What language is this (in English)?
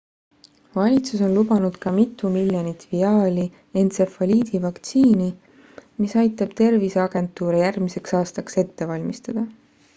Estonian